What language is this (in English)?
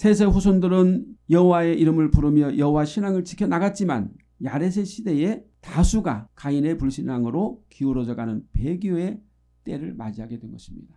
Korean